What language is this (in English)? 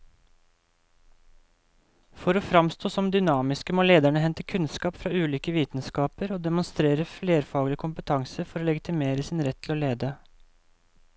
Norwegian